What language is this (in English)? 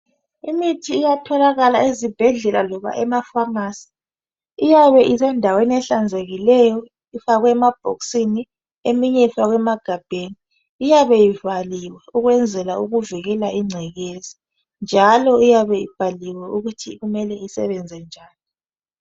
North Ndebele